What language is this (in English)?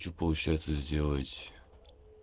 Russian